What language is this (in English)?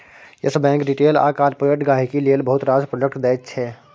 Maithili